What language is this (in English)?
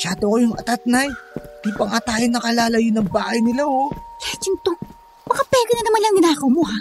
Filipino